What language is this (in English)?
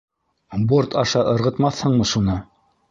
Bashkir